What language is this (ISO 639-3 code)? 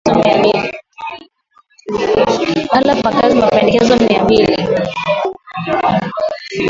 swa